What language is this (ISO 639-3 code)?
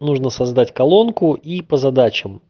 rus